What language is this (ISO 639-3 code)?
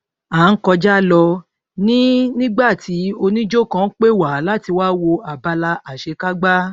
yor